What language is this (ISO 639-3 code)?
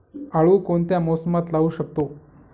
mar